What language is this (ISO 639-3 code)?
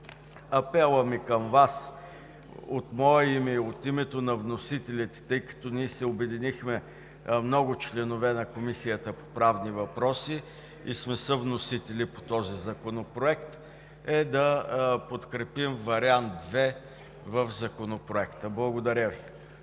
bul